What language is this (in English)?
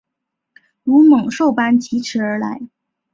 Chinese